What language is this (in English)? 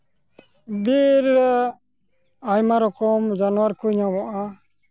Santali